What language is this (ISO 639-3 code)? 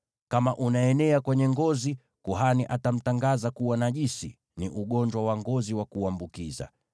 swa